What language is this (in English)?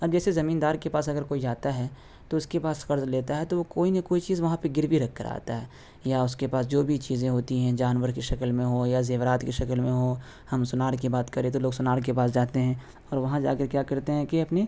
Urdu